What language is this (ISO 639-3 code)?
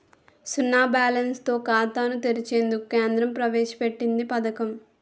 tel